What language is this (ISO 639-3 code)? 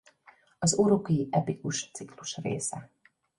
hun